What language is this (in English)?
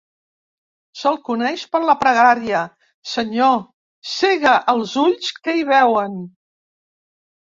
Catalan